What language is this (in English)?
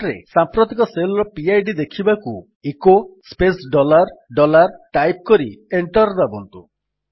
Odia